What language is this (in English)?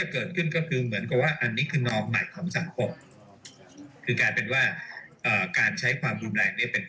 Thai